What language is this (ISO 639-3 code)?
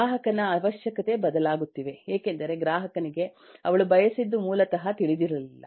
kan